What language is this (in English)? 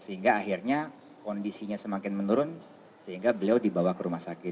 Indonesian